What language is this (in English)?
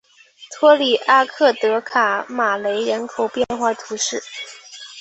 Chinese